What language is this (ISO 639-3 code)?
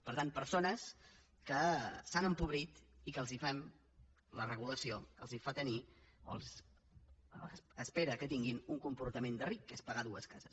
cat